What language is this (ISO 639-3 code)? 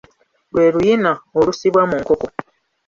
lug